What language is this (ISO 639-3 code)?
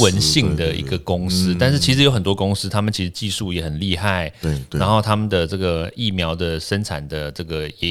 zho